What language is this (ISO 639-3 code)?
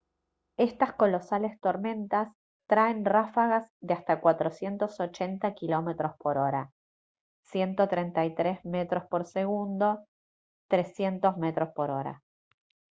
spa